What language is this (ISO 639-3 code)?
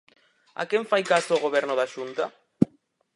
glg